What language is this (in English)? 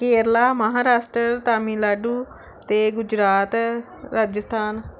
Punjabi